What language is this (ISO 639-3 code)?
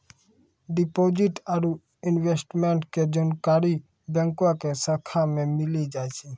mai